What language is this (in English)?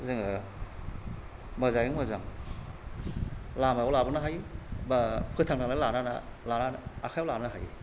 Bodo